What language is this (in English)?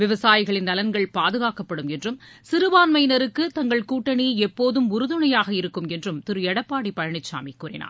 Tamil